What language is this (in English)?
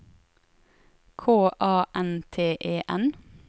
Norwegian